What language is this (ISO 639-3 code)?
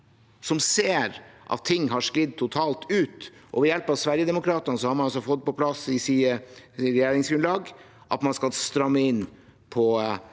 nor